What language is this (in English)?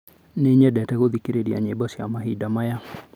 Kikuyu